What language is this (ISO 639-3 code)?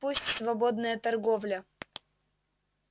rus